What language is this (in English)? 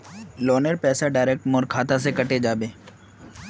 Magahi